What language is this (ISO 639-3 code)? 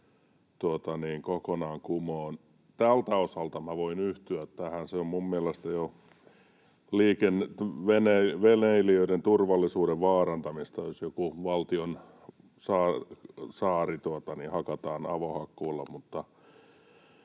fin